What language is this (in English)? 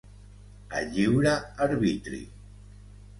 Catalan